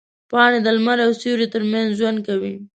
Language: Pashto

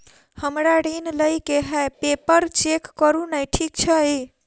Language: Maithili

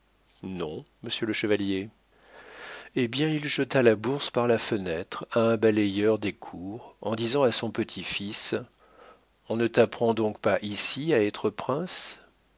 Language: French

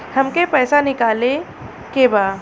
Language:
Bhojpuri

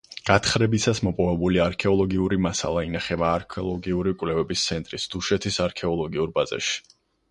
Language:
Georgian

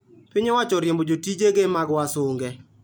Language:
Luo (Kenya and Tanzania)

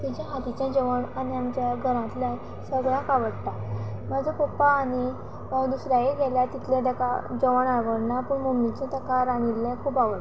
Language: Konkani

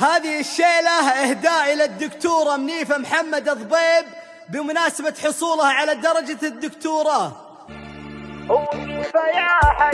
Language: Arabic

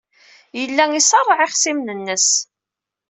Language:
Kabyle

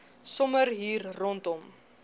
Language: Afrikaans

